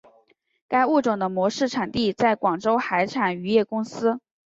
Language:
Chinese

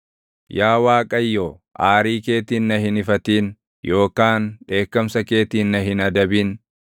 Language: Oromo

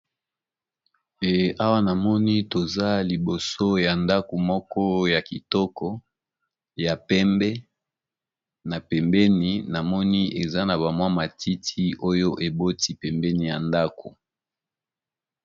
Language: Lingala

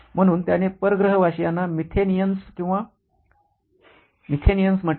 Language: Marathi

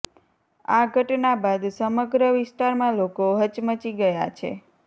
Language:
Gujarati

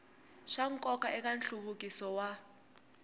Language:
Tsonga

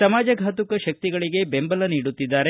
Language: Kannada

